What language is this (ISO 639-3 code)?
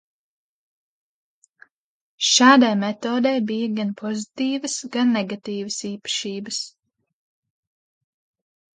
lav